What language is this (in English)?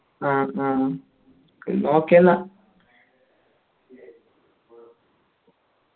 Malayalam